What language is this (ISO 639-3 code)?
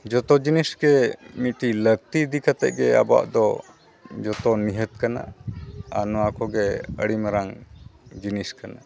sat